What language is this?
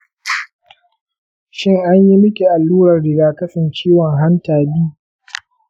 Hausa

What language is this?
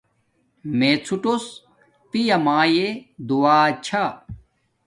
Domaaki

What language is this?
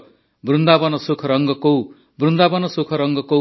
Odia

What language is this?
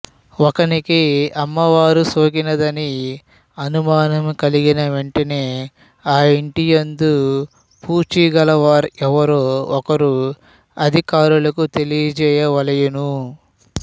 Telugu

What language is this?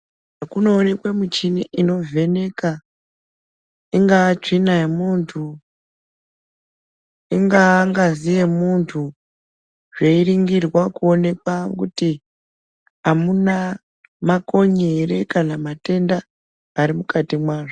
Ndau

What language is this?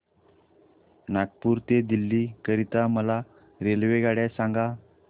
Marathi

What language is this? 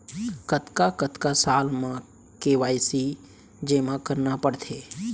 Chhattisgarhi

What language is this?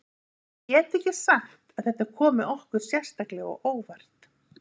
Icelandic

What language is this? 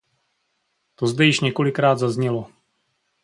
Czech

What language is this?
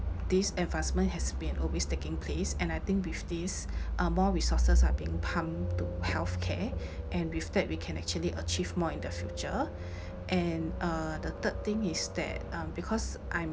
English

